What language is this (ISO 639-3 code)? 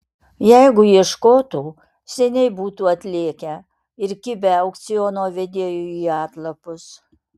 lit